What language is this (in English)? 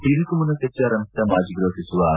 Kannada